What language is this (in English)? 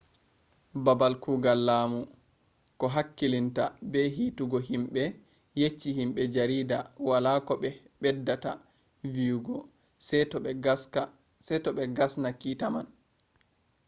Fula